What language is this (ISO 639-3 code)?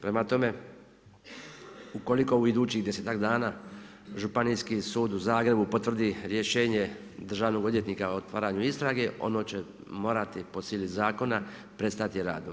hrv